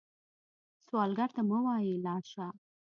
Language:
Pashto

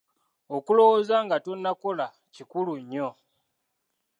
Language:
Ganda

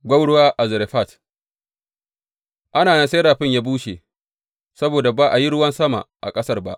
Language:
Hausa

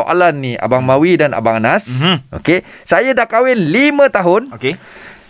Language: Malay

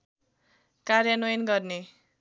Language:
Nepali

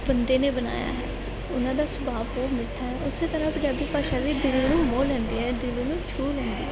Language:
Punjabi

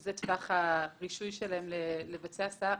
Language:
Hebrew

